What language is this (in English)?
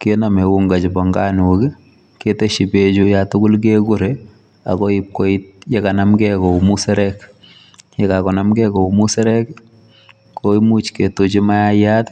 Kalenjin